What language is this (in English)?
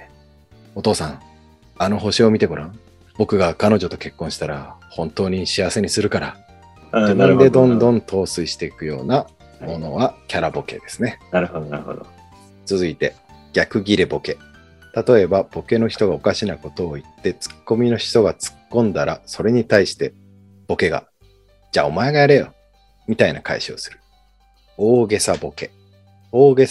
Japanese